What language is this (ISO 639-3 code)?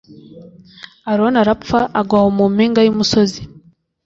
kin